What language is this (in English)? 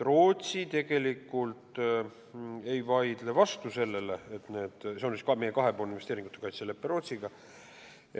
Estonian